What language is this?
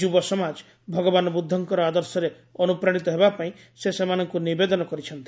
Odia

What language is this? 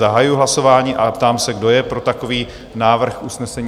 Czech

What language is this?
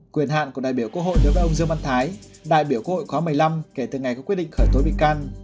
Vietnamese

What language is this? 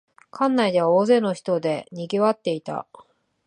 Japanese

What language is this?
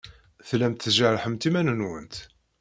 Kabyle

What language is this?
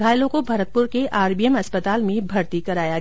Hindi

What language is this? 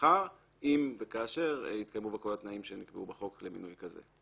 Hebrew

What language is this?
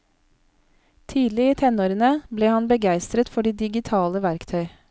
Norwegian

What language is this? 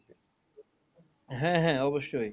Bangla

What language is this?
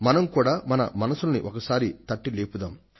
Telugu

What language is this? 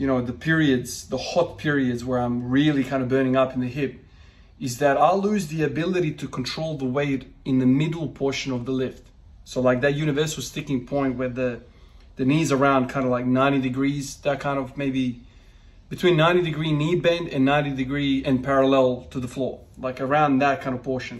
English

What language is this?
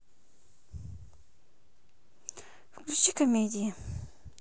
Russian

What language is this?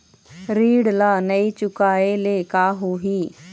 Chhattisgarhi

